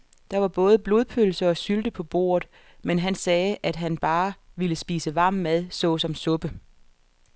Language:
Danish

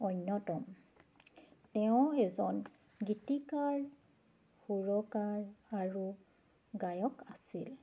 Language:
Assamese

